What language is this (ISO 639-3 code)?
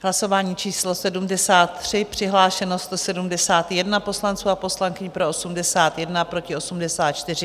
ces